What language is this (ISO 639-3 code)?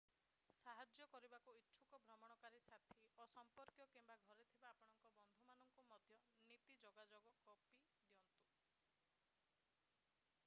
ori